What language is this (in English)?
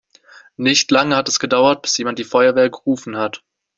German